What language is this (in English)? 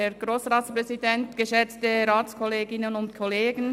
Swiss German